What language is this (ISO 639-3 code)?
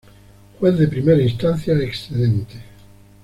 spa